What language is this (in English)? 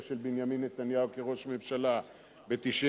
Hebrew